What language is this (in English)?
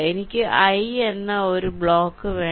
Malayalam